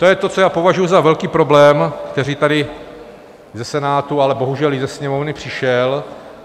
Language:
Czech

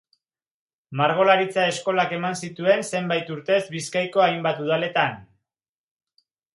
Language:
Basque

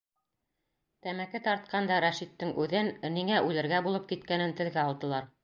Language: Bashkir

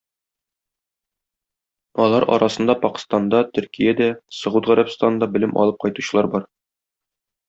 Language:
Tatar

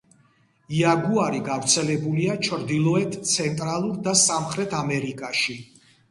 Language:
Georgian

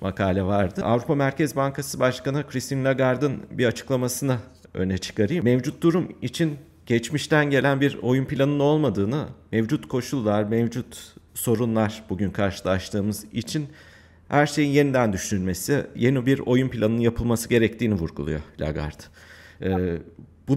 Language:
Turkish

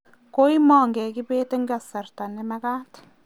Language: Kalenjin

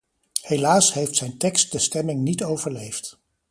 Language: Dutch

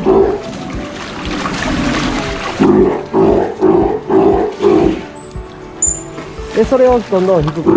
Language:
Japanese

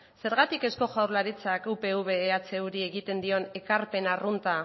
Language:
Basque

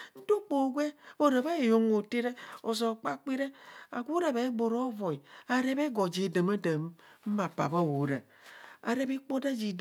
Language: Kohumono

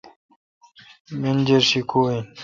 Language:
Kalkoti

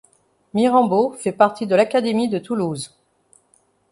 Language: French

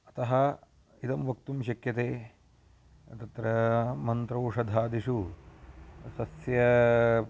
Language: Sanskrit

